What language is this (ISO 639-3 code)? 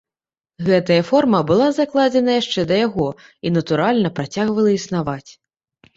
bel